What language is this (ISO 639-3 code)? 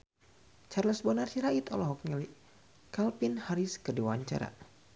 sun